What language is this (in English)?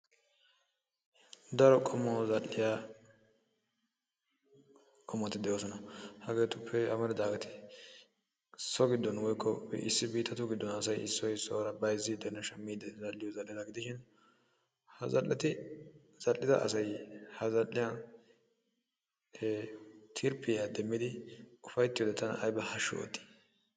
Wolaytta